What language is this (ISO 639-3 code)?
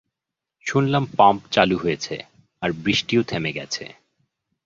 ben